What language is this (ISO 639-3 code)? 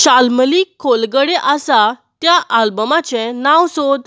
kok